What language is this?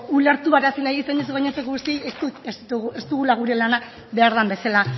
Basque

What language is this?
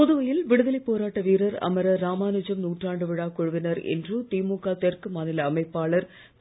Tamil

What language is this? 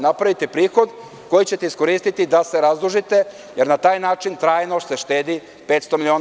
Serbian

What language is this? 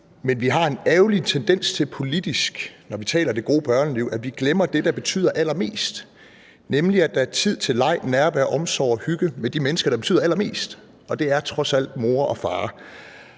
Danish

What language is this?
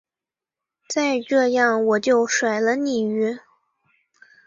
Chinese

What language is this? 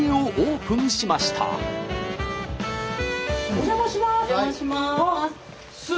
Japanese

